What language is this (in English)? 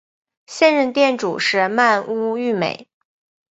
Chinese